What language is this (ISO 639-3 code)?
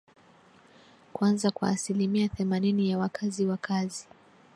swa